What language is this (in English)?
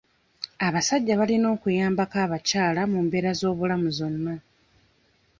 Ganda